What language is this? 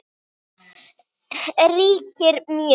Icelandic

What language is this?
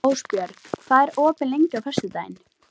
Icelandic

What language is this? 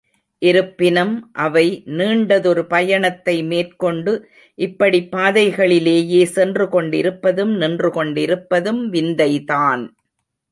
Tamil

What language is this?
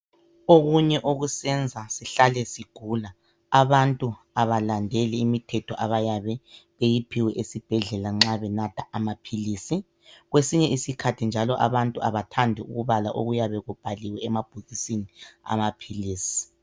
North Ndebele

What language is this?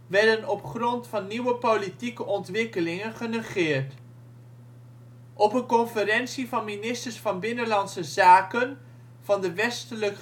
Dutch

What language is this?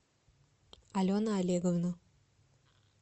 Russian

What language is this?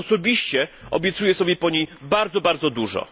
Polish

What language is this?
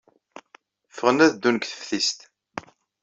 Kabyle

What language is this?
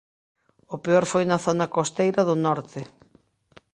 Galician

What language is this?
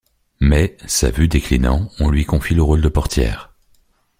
French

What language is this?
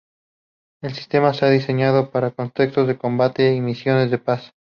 Spanish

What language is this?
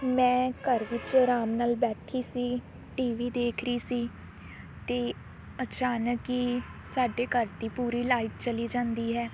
Punjabi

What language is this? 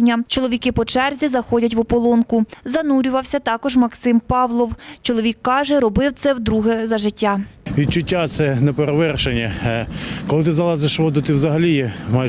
Ukrainian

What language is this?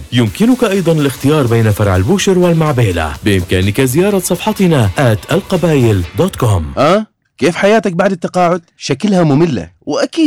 Arabic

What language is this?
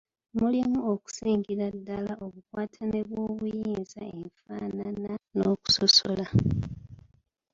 Ganda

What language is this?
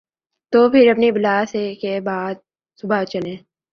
Urdu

